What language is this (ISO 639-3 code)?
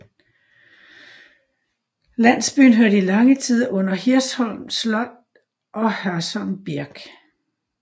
dan